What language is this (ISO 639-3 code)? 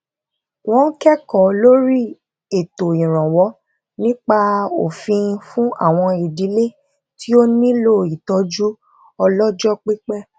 yor